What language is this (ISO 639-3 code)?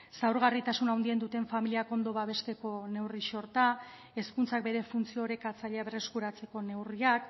eus